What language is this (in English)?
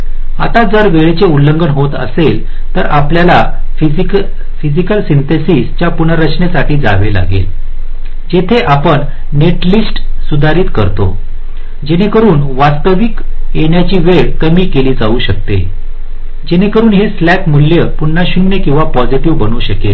Marathi